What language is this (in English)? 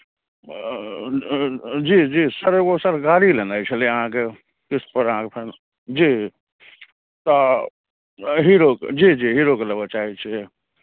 Maithili